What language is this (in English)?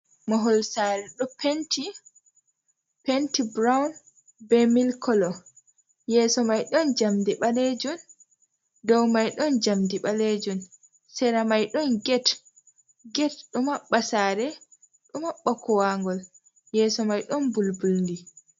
Fula